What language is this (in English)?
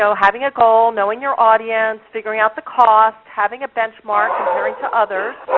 English